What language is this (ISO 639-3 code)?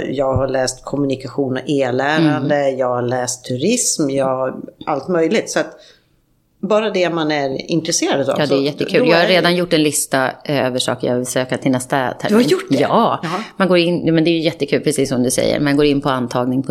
swe